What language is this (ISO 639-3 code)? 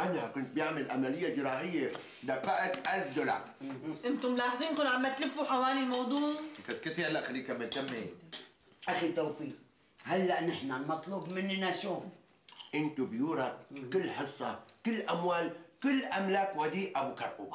ara